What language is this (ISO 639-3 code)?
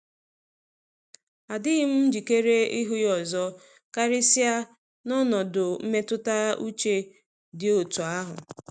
ibo